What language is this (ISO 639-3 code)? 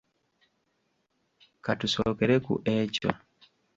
lug